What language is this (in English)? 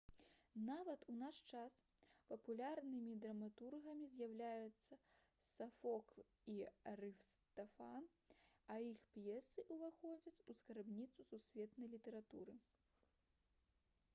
Belarusian